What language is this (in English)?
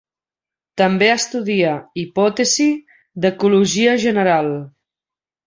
Catalan